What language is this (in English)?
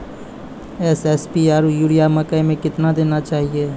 Maithili